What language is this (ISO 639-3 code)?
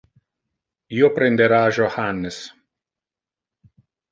ina